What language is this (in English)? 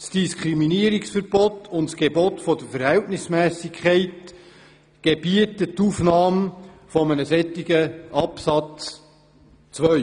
Swiss German